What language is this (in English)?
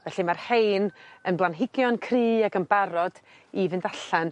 Welsh